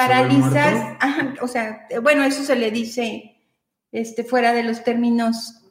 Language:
Spanish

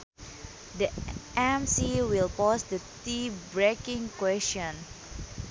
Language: Sundanese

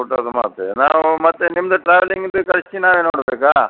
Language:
Kannada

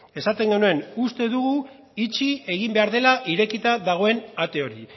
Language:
Basque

